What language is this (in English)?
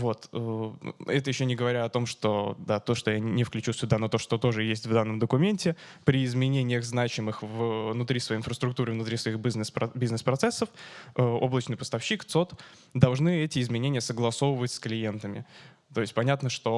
Russian